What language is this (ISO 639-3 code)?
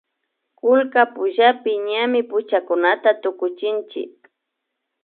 qvi